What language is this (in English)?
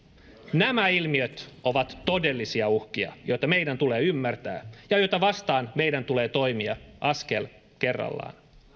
Finnish